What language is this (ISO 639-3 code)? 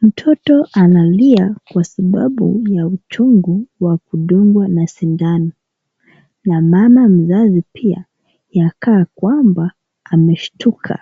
swa